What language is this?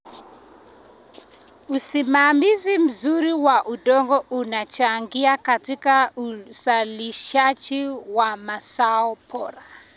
Kalenjin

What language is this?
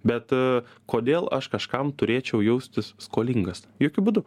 Lithuanian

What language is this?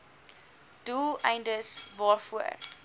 Afrikaans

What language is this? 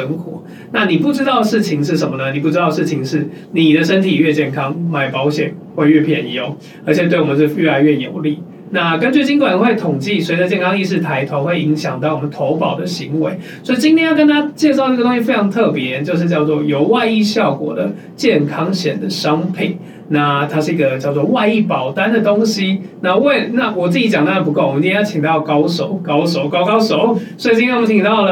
Chinese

